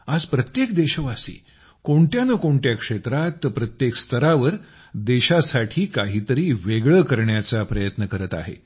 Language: Marathi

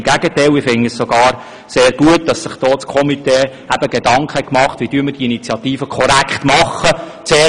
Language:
Swiss German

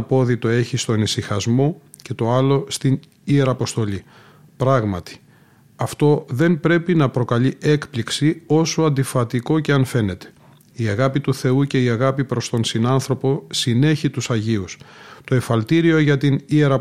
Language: Greek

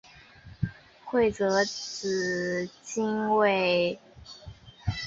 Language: Chinese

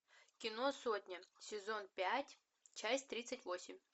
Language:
Russian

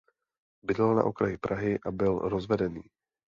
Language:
Czech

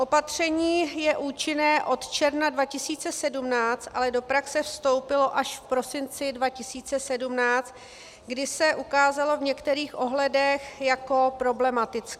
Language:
Czech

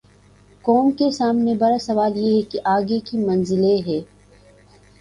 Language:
Urdu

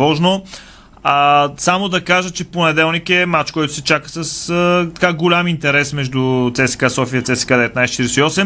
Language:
Bulgarian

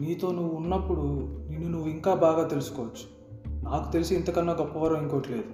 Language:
Telugu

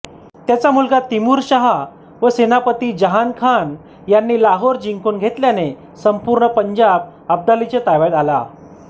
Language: Marathi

